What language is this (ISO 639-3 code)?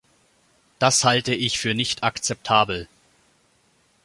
deu